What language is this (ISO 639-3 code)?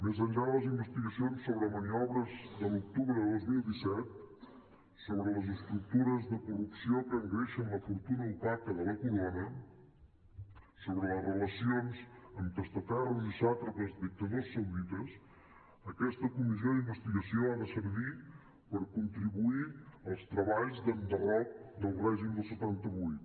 cat